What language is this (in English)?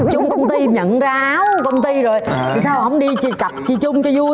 Vietnamese